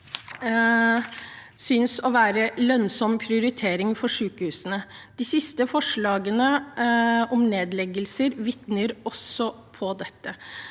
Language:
Norwegian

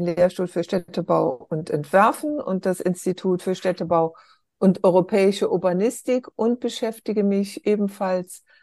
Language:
German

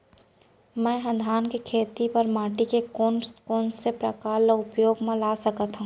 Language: Chhattisgarhi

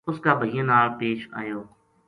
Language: Gujari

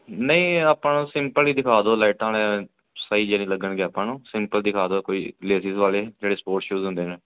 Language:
Punjabi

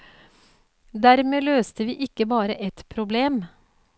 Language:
Norwegian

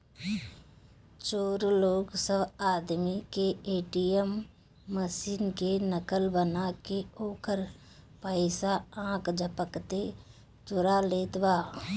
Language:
Bhojpuri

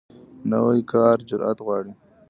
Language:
Pashto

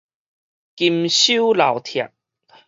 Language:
Min Nan Chinese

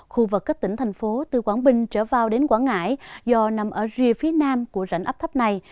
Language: Vietnamese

